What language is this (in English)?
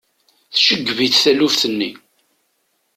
Kabyle